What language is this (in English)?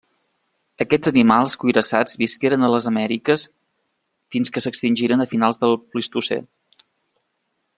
Catalan